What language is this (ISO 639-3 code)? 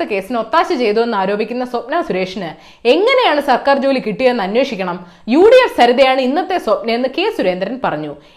mal